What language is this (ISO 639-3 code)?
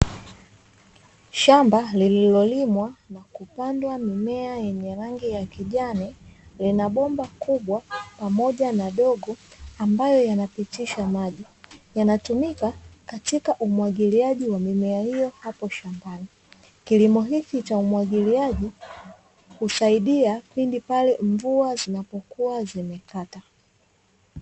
swa